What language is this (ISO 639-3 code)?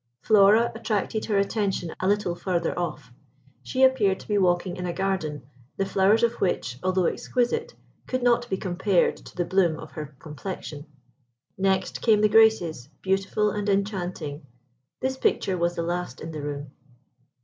eng